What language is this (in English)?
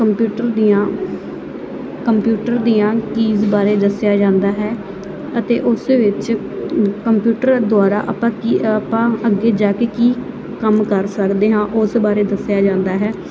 Punjabi